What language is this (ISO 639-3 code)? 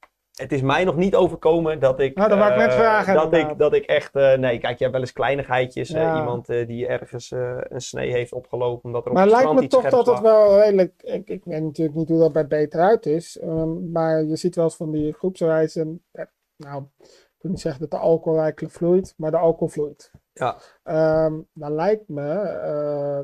nld